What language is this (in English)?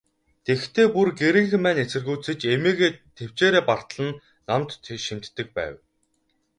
Mongolian